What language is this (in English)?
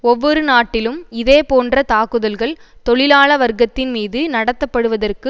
Tamil